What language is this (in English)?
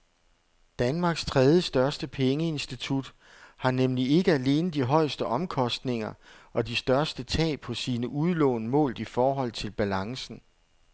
Danish